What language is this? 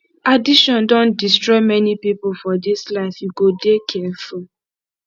Nigerian Pidgin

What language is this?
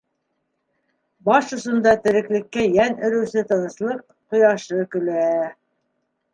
Bashkir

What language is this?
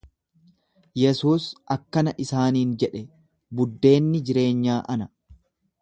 Oromo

